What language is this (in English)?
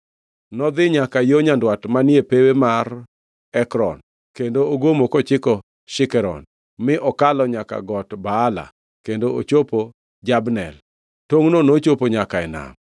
Luo (Kenya and Tanzania)